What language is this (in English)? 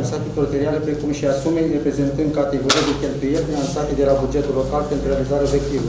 Romanian